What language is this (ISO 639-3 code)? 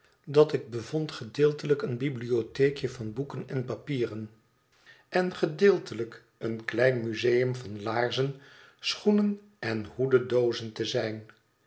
nld